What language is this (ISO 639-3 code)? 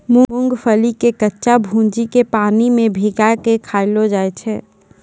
mai